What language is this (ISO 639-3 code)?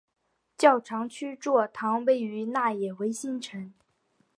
zho